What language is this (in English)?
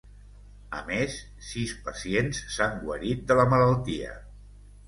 Catalan